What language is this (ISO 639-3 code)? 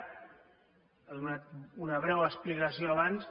cat